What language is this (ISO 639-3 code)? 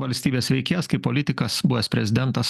lit